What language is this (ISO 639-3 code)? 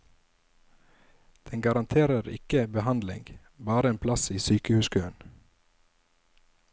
nor